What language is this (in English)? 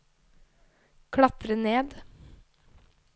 Norwegian